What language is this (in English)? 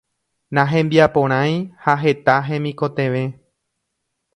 Guarani